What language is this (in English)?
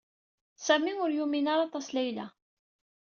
Kabyle